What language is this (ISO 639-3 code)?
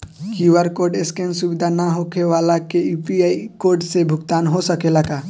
bho